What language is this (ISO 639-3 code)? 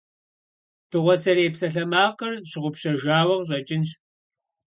kbd